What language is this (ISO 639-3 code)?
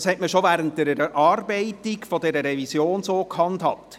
gsw